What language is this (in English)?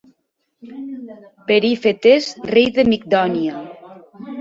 Catalan